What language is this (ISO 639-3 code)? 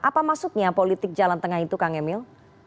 ind